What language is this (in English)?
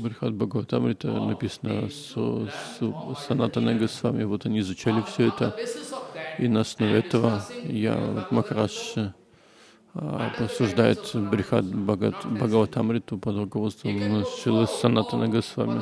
Russian